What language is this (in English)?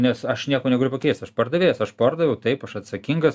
Lithuanian